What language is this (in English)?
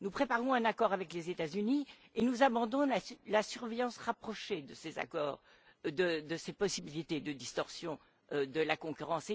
French